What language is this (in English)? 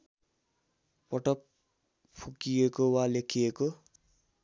Nepali